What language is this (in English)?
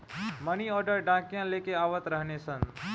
Bhojpuri